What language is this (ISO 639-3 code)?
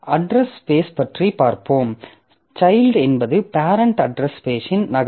tam